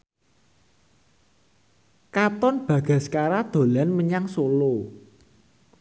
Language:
Javanese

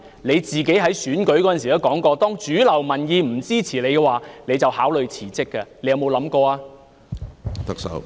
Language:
Cantonese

